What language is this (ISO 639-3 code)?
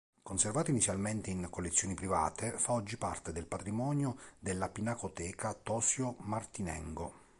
ita